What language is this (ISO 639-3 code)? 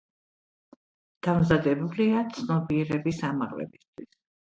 kat